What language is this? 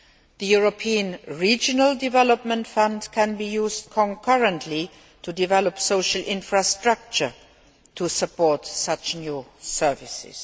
English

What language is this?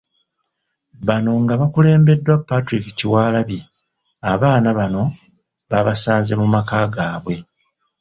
Ganda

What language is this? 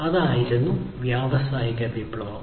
Malayalam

